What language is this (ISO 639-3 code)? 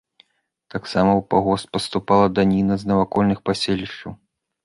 bel